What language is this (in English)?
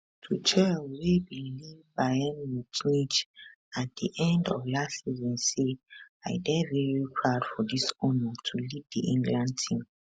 Nigerian Pidgin